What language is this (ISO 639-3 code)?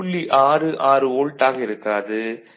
tam